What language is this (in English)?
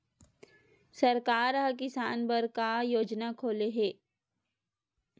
Chhattisgarhi